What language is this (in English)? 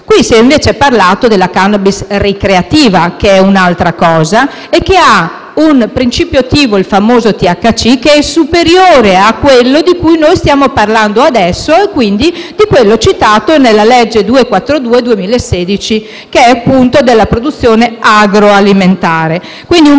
Italian